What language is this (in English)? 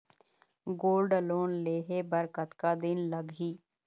Chhattisgarhi